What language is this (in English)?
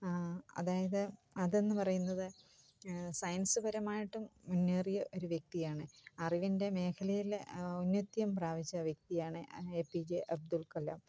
Malayalam